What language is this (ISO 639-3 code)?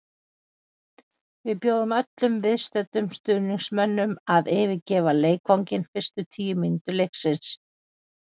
isl